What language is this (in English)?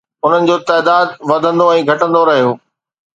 Sindhi